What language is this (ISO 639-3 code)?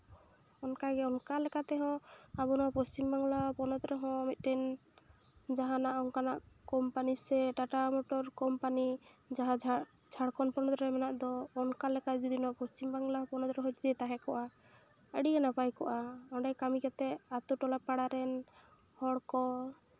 sat